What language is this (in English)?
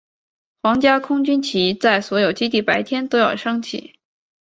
Chinese